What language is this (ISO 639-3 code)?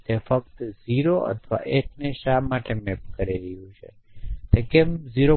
guj